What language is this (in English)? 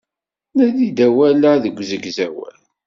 Kabyle